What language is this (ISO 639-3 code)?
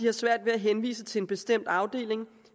dan